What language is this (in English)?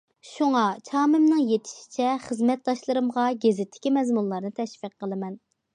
Uyghur